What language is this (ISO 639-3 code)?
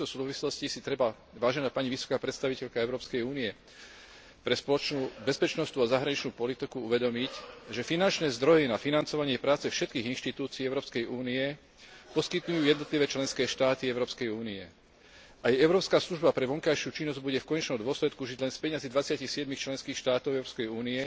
slk